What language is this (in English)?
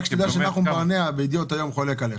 Hebrew